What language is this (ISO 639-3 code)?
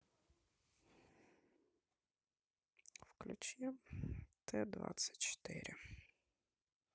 rus